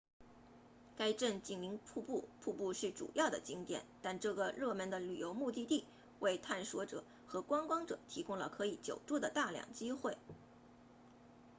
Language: Chinese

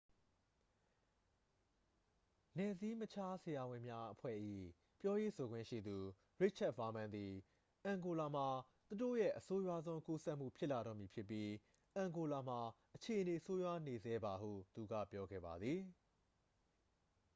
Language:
Burmese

